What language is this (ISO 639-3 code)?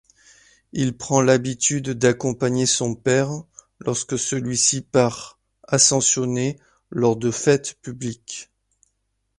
fra